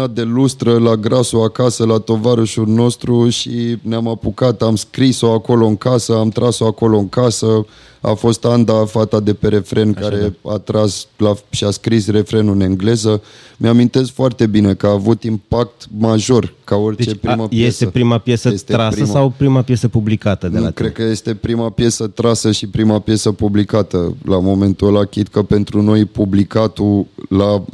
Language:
Romanian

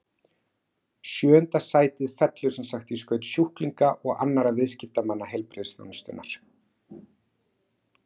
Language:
Icelandic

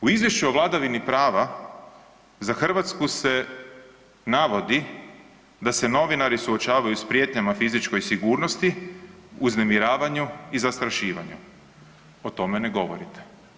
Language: Croatian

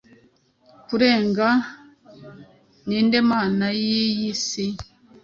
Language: Kinyarwanda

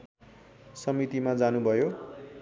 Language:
Nepali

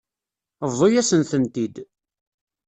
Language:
Kabyle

